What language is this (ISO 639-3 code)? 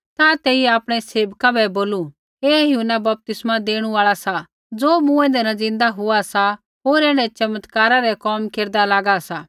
kfx